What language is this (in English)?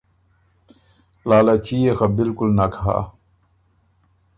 Ormuri